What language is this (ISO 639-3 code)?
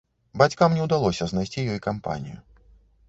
bel